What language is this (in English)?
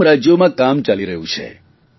Gujarati